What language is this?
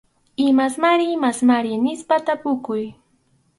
Arequipa-La Unión Quechua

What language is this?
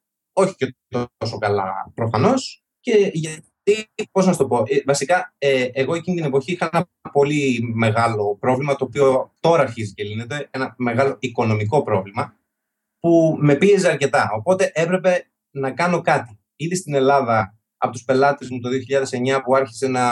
Greek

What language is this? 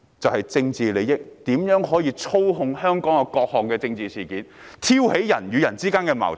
Cantonese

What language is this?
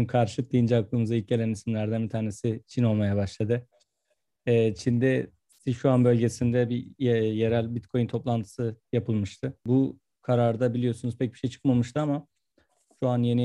Turkish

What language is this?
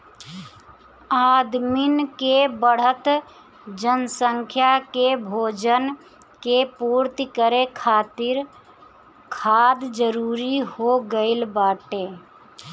Bhojpuri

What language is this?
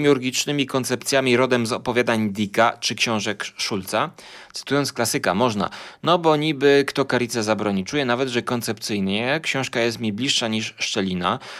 Polish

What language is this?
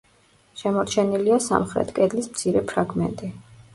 Georgian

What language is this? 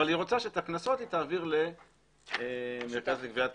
Hebrew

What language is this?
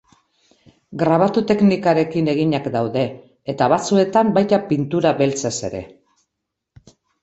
Basque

